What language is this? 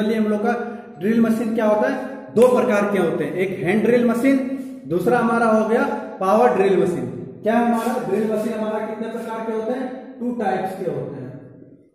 Hindi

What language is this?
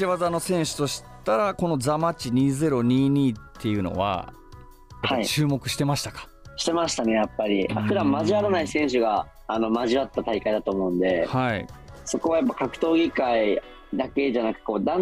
Japanese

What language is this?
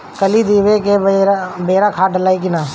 Bhojpuri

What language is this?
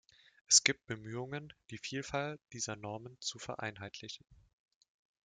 German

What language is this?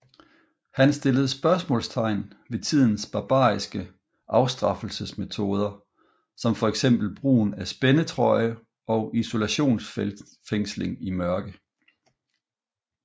Danish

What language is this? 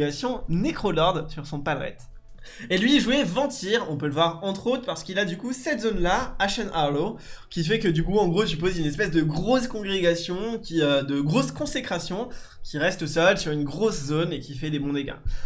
French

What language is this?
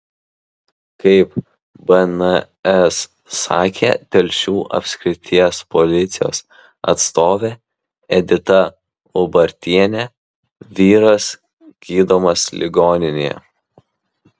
Lithuanian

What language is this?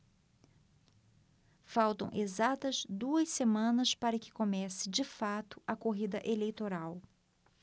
Portuguese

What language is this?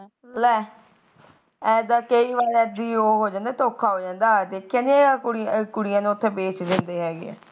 Punjabi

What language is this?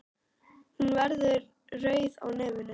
Icelandic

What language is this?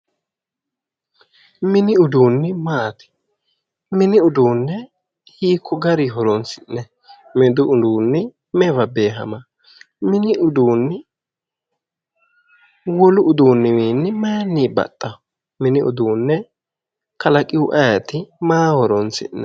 Sidamo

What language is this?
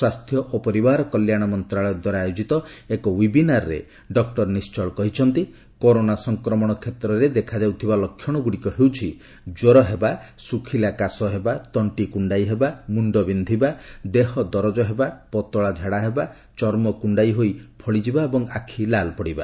Odia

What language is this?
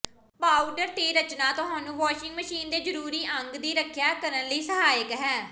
Punjabi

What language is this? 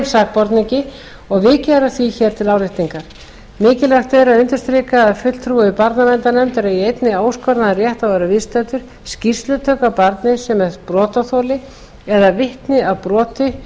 Icelandic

